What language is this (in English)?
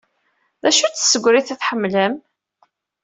Kabyle